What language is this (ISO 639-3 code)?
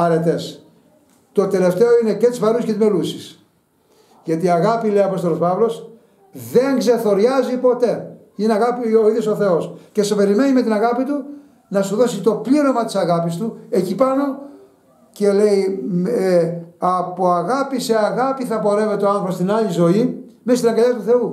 ell